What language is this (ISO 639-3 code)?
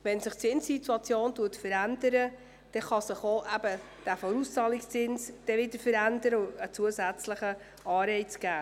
gsw